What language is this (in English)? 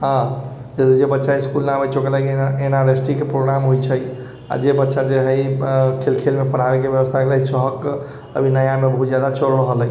Maithili